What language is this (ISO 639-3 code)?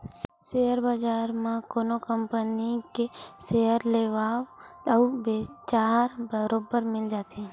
hne